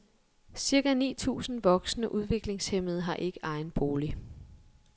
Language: Danish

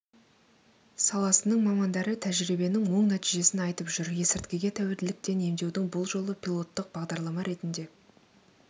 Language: Kazakh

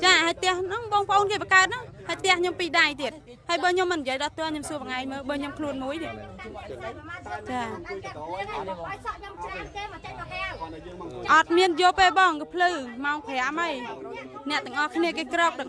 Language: Vietnamese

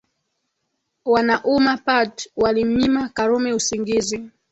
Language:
Swahili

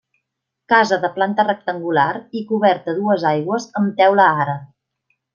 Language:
Catalan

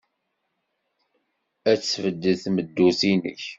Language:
Kabyle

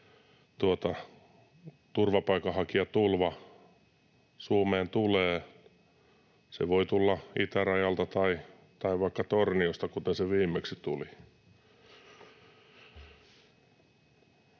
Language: Finnish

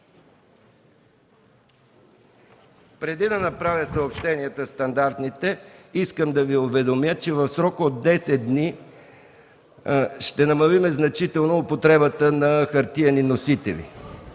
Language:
Bulgarian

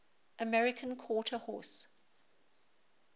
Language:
English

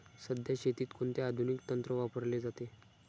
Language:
Marathi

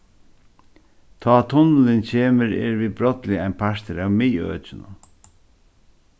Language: Faroese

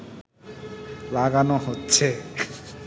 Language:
Bangla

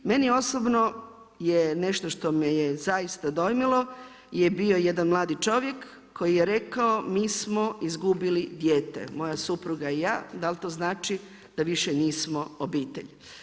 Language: Croatian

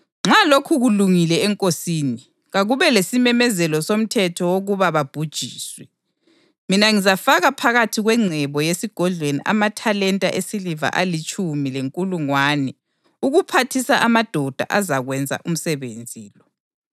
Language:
North Ndebele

